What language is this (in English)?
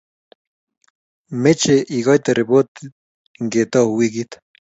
Kalenjin